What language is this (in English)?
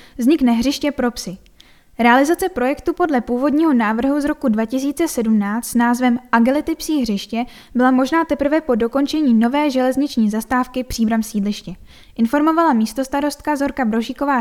Czech